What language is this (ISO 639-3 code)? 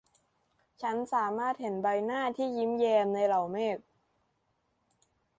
tha